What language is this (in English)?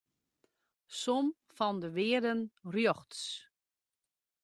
Western Frisian